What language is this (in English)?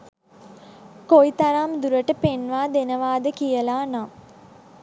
Sinhala